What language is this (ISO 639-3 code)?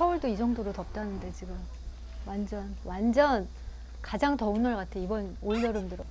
kor